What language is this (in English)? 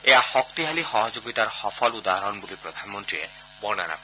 Assamese